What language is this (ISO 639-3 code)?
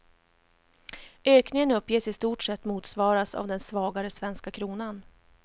swe